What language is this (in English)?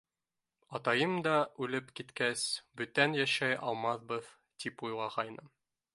Bashkir